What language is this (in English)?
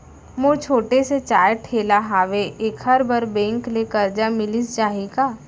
Chhattisgarhi